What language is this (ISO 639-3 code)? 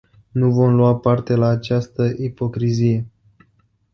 ron